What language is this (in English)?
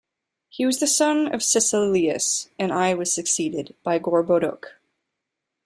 English